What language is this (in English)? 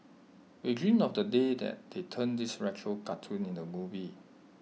English